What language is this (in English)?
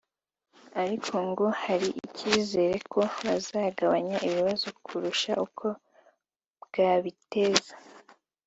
Kinyarwanda